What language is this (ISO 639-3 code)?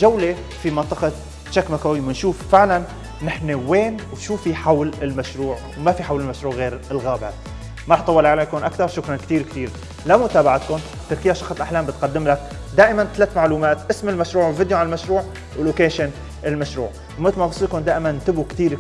ara